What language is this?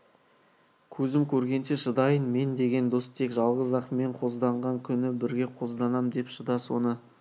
Kazakh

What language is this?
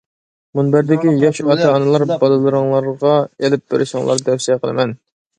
Uyghur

